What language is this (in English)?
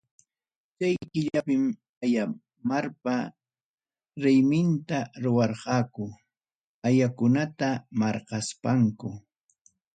Ayacucho Quechua